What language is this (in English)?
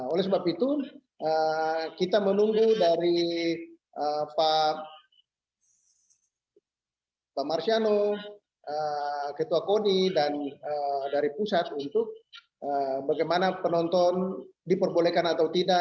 Indonesian